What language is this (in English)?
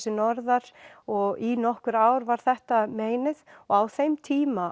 Icelandic